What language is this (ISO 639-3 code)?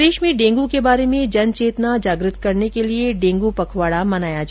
hin